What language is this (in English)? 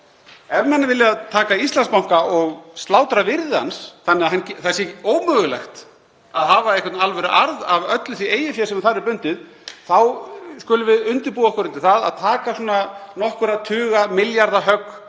Icelandic